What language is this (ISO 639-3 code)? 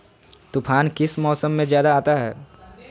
mag